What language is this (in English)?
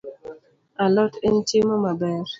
Luo (Kenya and Tanzania)